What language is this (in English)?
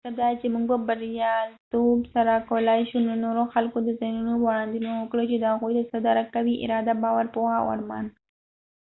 Pashto